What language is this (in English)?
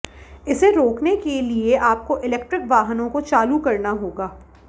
Hindi